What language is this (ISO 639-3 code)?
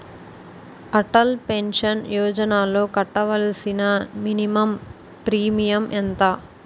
tel